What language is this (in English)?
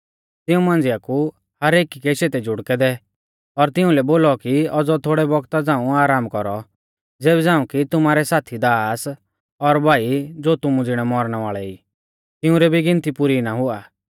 Mahasu Pahari